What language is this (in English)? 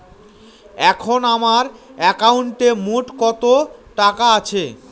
Bangla